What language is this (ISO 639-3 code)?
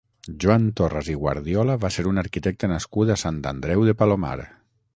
cat